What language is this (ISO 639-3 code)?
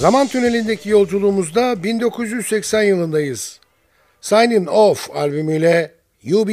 tur